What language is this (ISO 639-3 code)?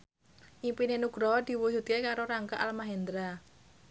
jav